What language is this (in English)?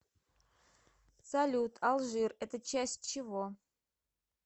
Russian